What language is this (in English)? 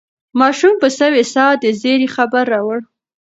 Pashto